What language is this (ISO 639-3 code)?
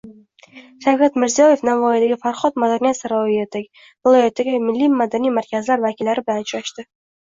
uzb